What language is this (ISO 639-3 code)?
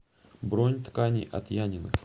rus